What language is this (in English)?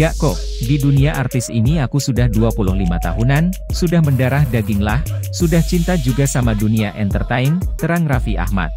Indonesian